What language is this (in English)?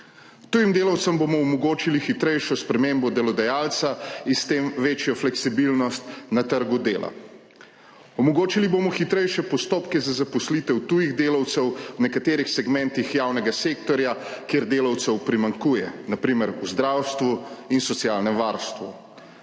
Slovenian